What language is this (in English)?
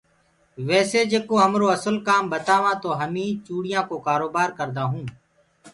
Gurgula